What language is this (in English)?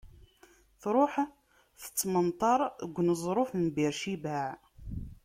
Kabyle